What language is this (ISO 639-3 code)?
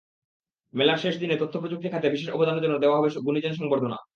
ben